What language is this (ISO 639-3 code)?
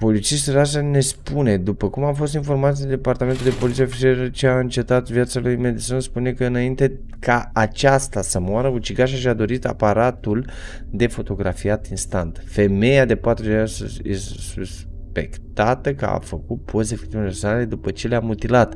ron